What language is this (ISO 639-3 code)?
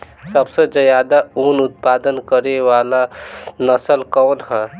bho